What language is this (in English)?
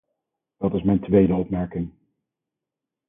Dutch